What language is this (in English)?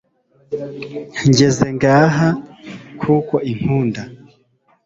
Kinyarwanda